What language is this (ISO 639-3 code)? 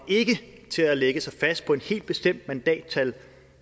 dan